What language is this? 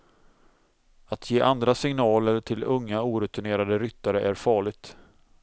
Swedish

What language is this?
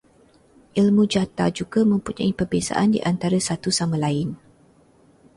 Malay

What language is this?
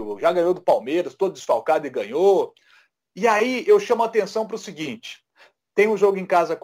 Portuguese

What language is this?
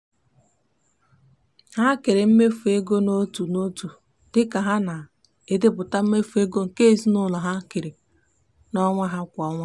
Igbo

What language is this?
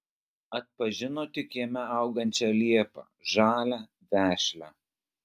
Lithuanian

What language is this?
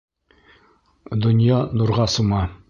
Bashkir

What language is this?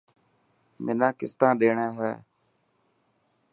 Dhatki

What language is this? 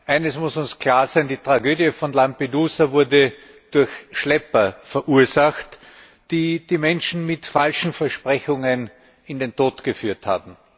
German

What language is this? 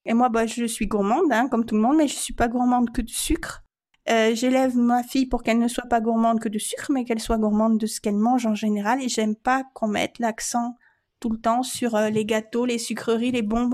French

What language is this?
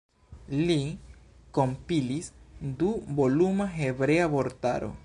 Esperanto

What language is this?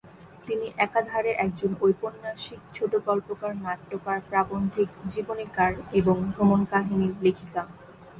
Bangla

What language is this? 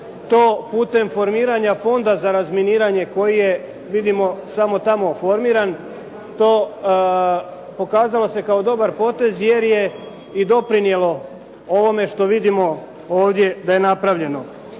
Croatian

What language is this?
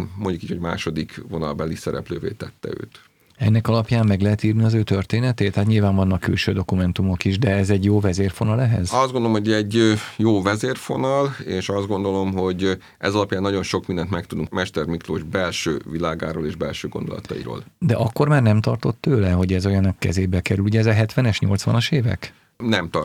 Hungarian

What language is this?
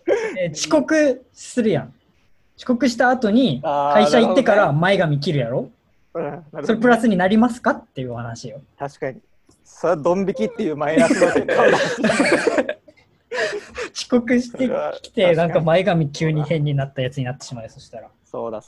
Japanese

